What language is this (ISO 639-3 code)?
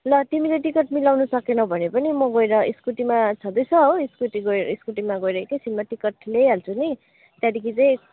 nep